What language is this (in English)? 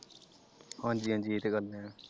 Punjabi